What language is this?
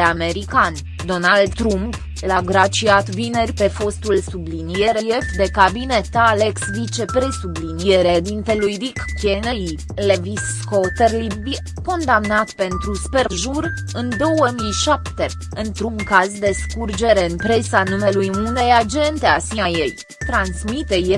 Romanian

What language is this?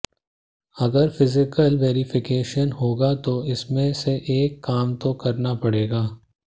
Hindi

